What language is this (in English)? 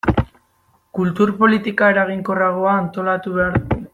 Basque